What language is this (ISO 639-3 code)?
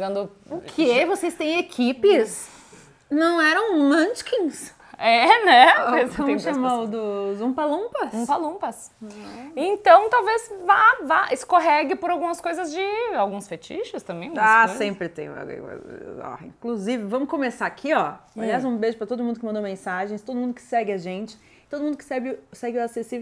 por